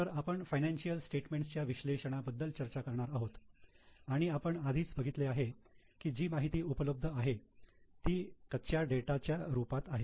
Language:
Marathi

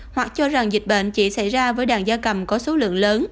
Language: Vietnamese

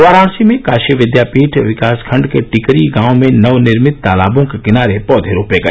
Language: Hindi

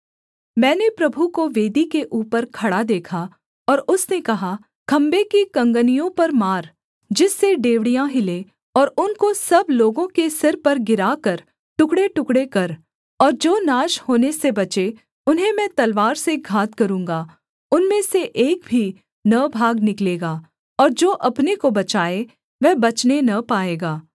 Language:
Hindi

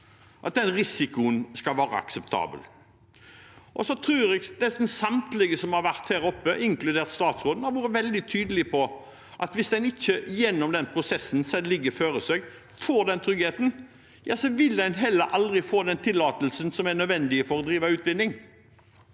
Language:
Norwegian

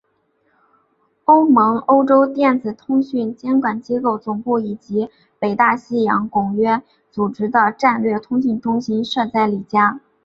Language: Chinese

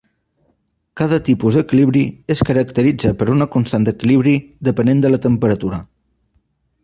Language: Catalan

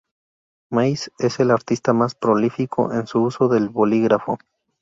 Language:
Spanish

